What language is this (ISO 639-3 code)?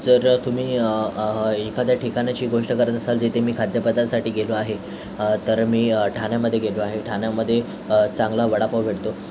mar